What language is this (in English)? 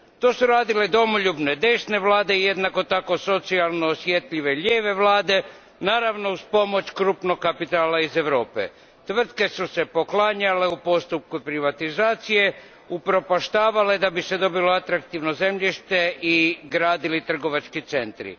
Croatian